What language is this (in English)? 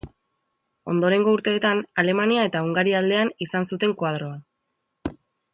Basque